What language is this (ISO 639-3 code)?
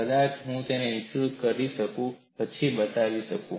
guj